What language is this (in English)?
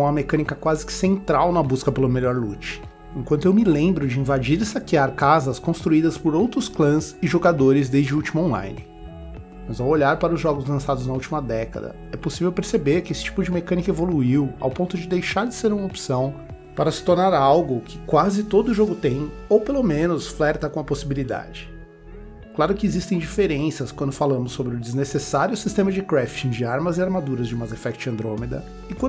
Portuguese